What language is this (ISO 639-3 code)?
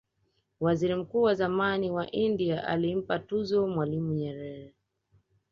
swa